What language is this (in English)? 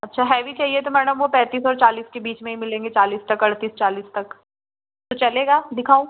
Hindi